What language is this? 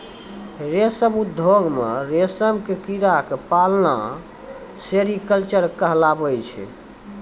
Maithili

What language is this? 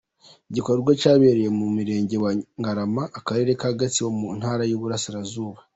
Kinyarwanda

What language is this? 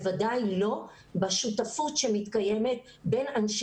Hebrew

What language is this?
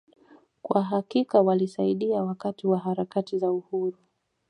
Swahili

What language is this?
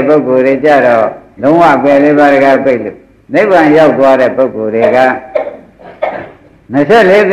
Vietnamese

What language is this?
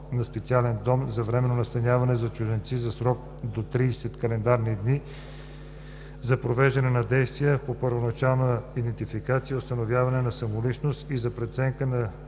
Bulgarian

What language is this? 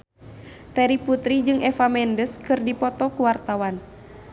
Sundanese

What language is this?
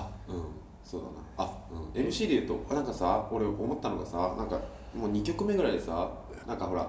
Japanese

